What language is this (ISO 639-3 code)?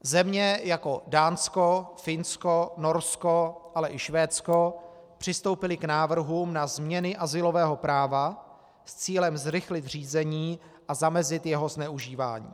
ces